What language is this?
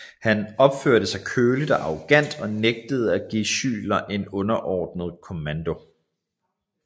Danish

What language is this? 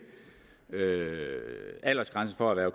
Danish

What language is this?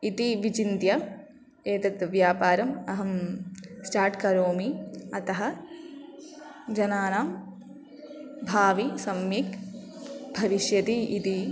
Sanskrit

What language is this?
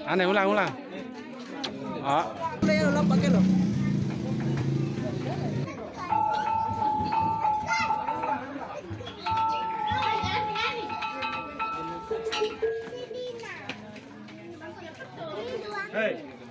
Indonesian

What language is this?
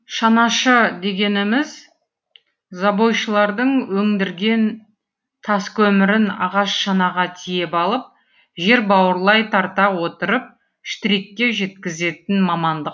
Kazakh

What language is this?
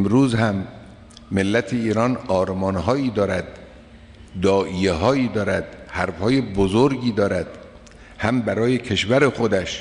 Persian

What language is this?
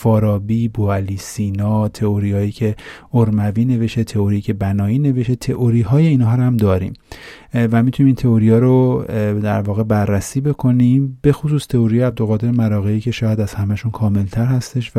Persian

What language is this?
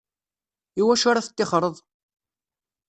Kabyle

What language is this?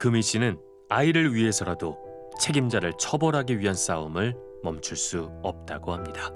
Korean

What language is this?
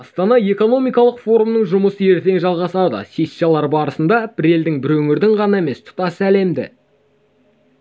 Kazakh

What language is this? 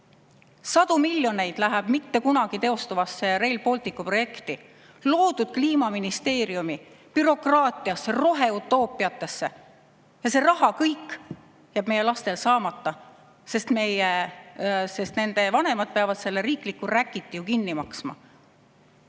Estonian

